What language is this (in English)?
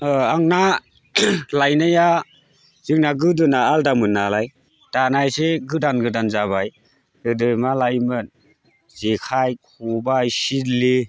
Bodo